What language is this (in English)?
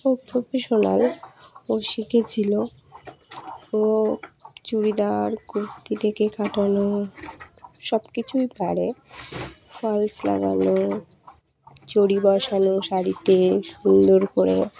Bangla